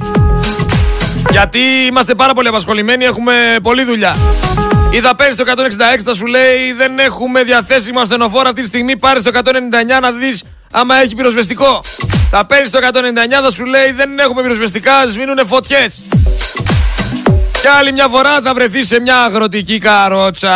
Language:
Greek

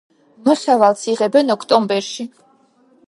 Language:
Georgian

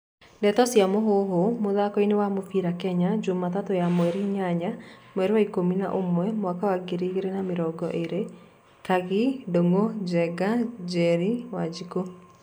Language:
Kikuyu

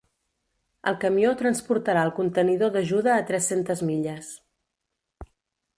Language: Catalan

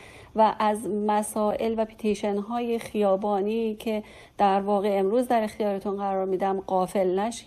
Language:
Persian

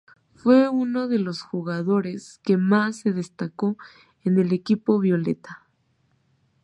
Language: Spanish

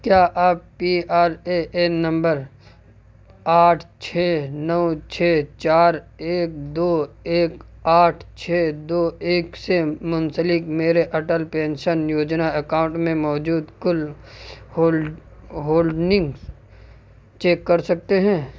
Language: Urdu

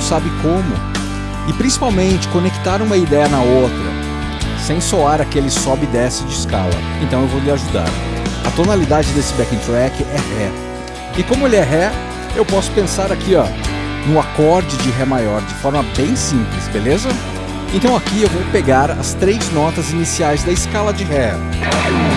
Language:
Portuguese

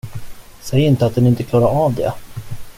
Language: Swedish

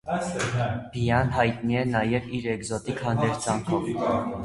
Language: Armenian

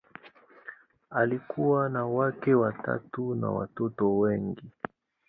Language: Swahili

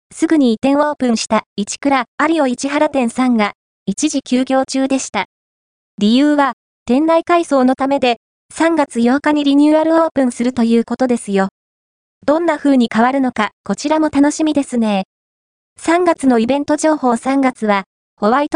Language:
Japanese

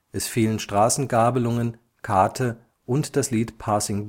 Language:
German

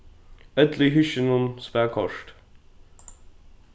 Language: Faroese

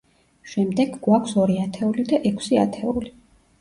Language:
Georgian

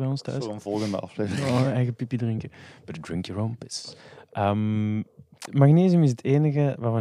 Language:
Dutch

